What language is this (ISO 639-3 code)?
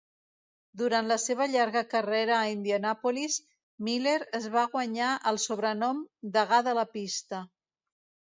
cat